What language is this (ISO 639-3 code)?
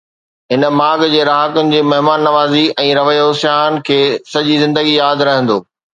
snd